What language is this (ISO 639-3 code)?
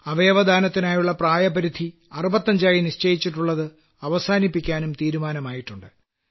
mal